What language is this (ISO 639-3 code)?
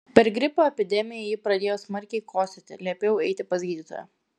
lit